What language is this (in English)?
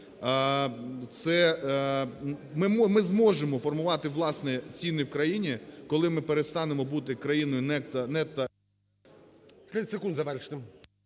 Ukrainian